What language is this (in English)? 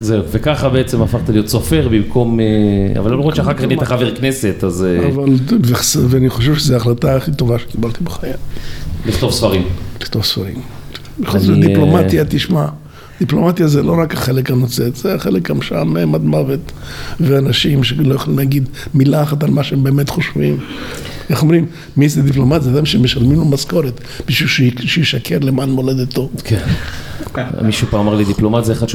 Hebrew